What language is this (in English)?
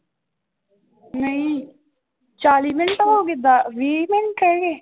Punjabi